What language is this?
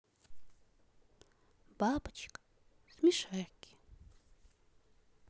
Russian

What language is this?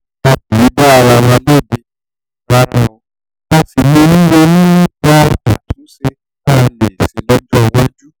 Yoruba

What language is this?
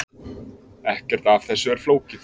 Icelandic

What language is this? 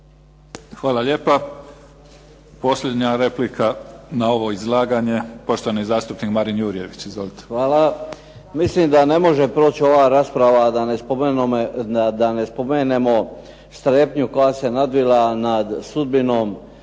Croatian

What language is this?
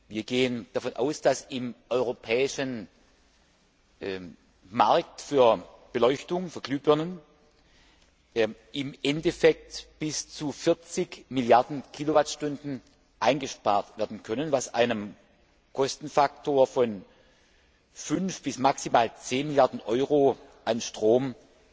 German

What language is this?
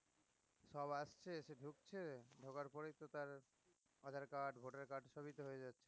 Bangla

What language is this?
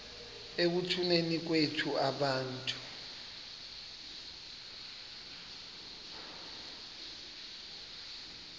Xhosa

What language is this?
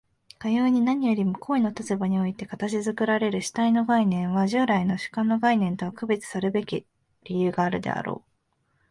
Japanese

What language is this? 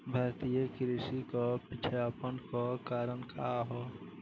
Bhojpuri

